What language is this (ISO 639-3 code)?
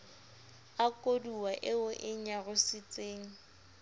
sot